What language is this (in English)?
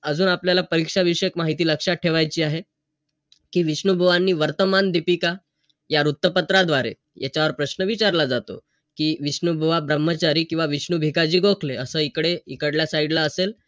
Marathi